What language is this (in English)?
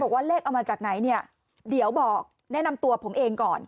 Thai